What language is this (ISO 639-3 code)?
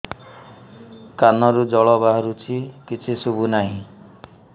ori